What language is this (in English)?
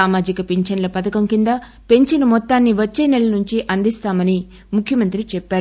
Telugu